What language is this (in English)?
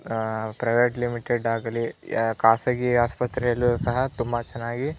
Kannada